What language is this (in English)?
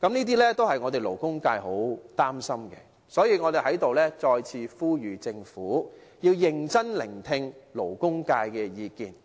Cantonese